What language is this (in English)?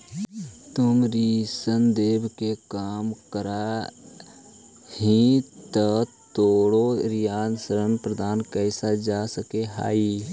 Magahi